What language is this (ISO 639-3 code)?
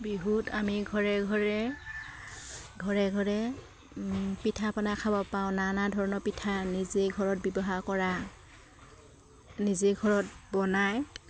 asm